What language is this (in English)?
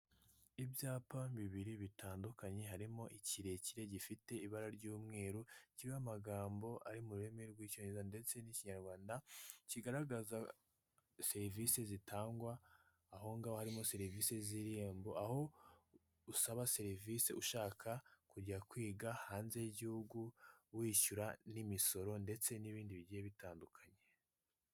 Kinyarwanda